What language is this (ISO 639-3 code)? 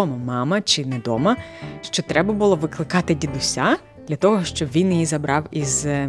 ukr